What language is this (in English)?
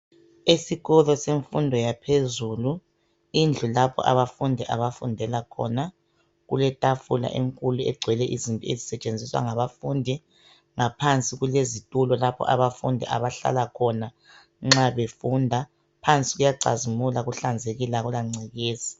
North Ndebele